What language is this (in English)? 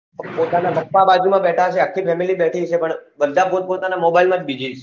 Gujarati